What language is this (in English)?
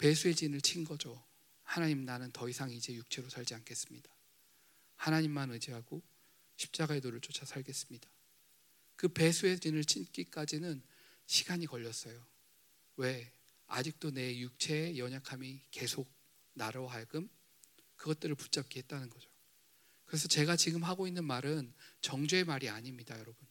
Korean